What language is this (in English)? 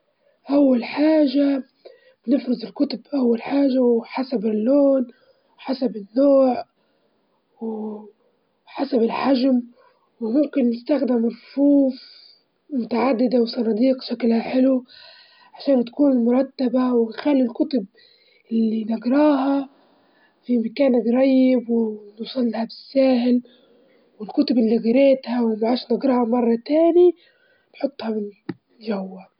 Libyan Arabic